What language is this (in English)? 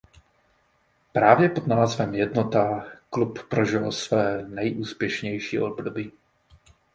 Czech